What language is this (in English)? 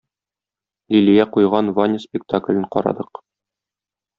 Tatar